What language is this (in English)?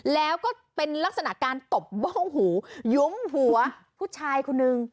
Thai